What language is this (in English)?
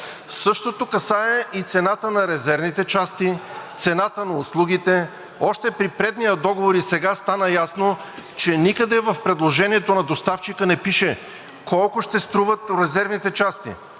Bulgarian